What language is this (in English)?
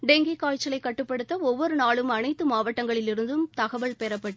Tamil